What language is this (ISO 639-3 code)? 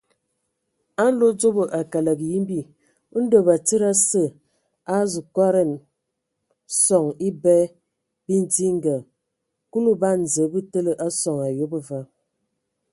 ewo